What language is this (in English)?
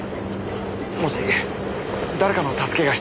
Japanese